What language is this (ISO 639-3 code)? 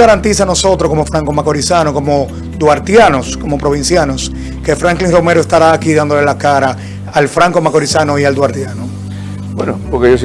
spa